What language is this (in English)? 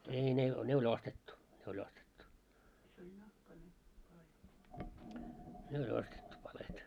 Finnish